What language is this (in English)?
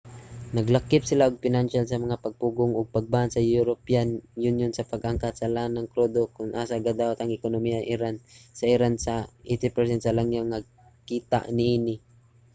Cebuano